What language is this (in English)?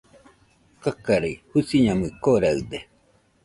Nüpode Huitoto